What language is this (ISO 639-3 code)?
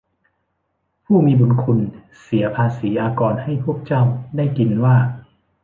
tha